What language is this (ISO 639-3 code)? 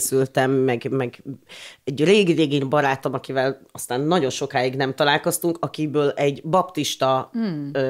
hun